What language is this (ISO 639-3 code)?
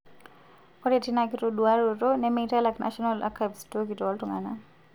mas